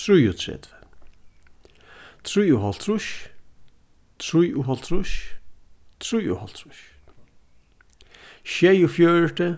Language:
Faroese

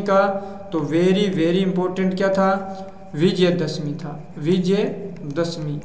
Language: Hindi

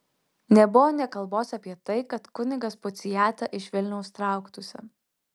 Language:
Lithuanian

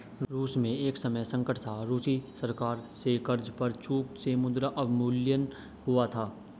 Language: Hindi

